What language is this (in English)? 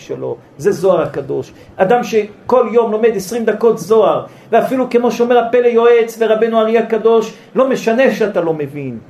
Hebrew